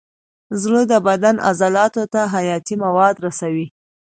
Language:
Pashto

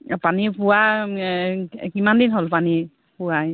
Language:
Assamese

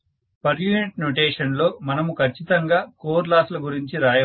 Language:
Telugu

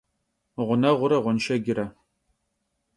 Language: Kabardian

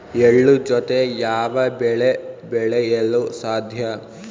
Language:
Kannada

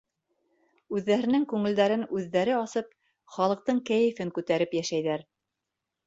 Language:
Bashkir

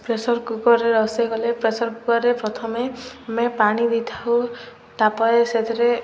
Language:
Odia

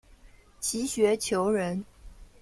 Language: Chinese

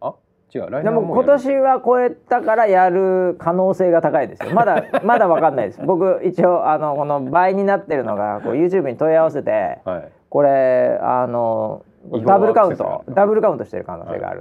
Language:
Japanese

